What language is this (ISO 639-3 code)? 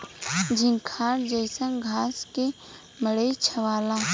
bho